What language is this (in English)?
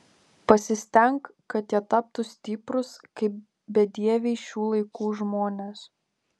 Lithuanian